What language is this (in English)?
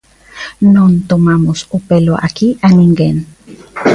Galician